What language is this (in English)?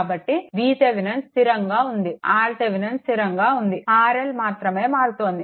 Telugu